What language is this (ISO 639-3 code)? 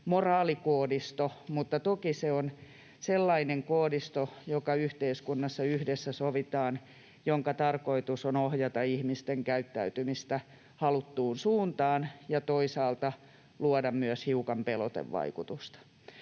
fin